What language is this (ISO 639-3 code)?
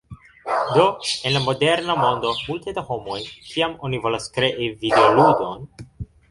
epo